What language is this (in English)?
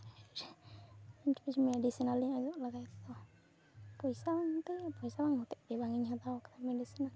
Santali